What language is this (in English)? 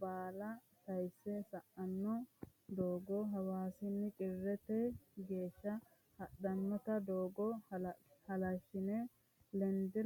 Sidamo